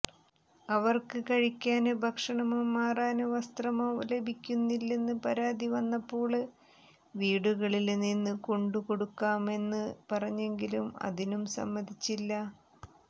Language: Malayalam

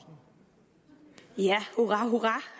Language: Danish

